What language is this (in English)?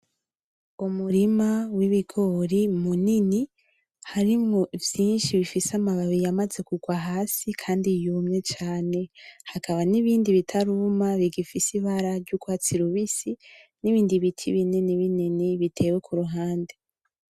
Rundi